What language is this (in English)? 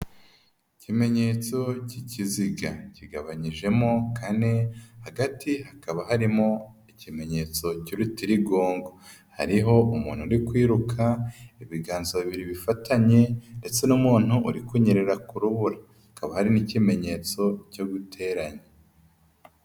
Kinyarwanda